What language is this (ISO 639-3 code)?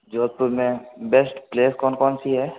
hin